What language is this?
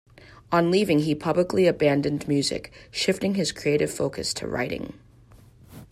English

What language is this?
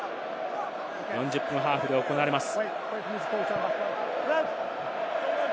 Japanese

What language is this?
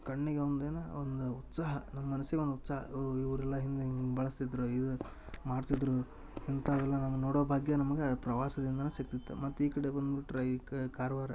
Kannada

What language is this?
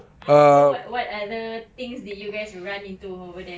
English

